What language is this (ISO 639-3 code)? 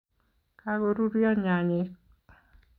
kln